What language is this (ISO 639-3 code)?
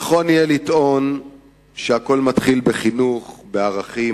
heb